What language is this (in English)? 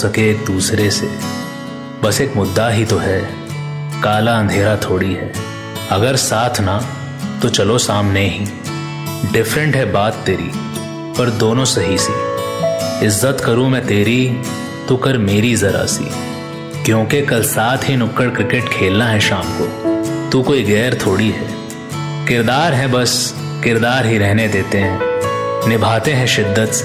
Hindi